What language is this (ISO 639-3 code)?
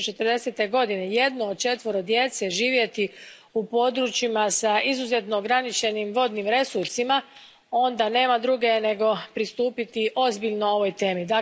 hrv